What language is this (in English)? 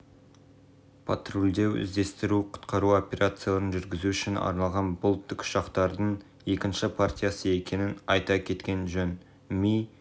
Kazakh